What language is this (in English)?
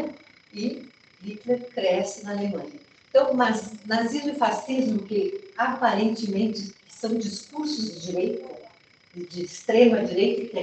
Portuguese